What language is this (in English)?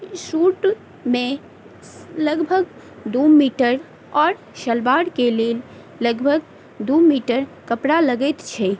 Maithili